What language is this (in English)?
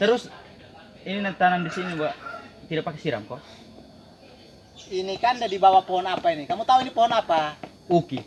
Indonesian